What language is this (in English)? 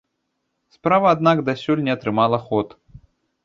Belarusian